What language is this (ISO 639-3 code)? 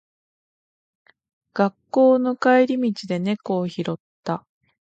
jpn